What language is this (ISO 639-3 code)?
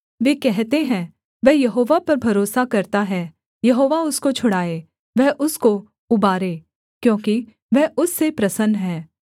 hin